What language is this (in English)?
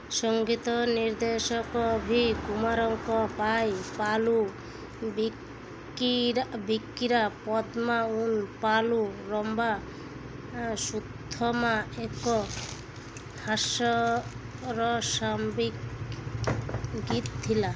Odia